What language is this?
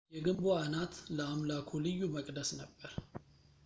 Amharic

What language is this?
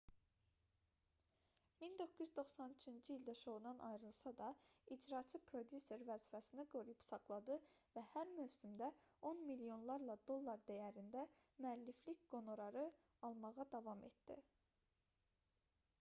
Azerbaijani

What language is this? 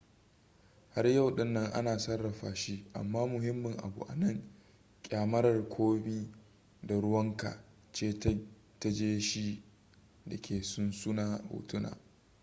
Hausa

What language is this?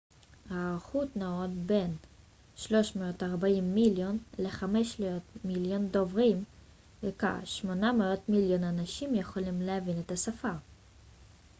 Hebrew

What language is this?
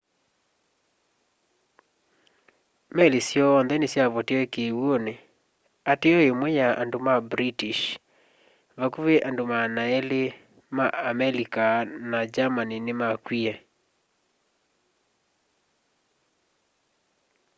Kamba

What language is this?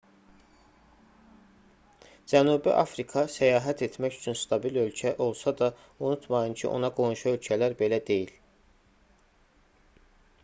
Azerbaijani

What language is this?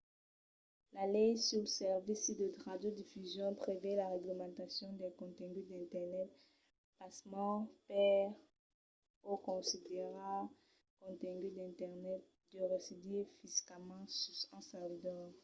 Occitan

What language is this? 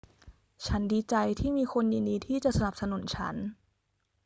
Thai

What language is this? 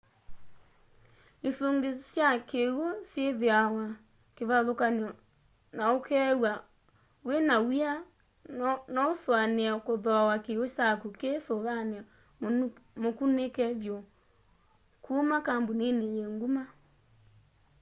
Kamba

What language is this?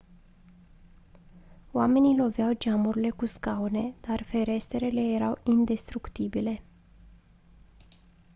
Romanian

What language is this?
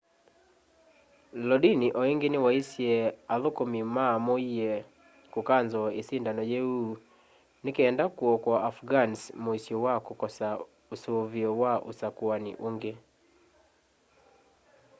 Kamba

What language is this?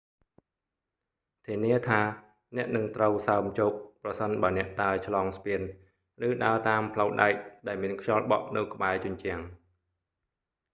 Khmer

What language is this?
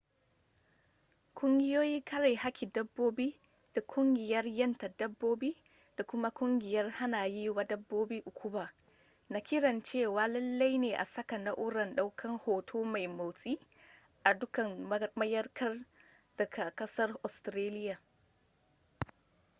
Hausa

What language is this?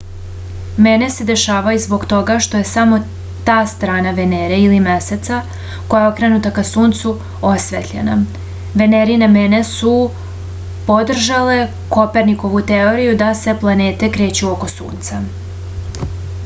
Serbian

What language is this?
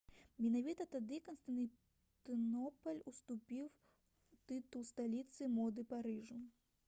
Belarusian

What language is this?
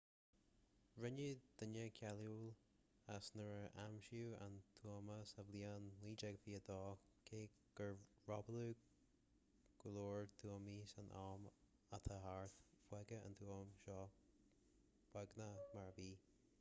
Irish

